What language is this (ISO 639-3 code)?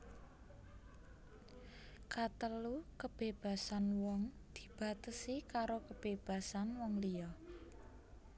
jav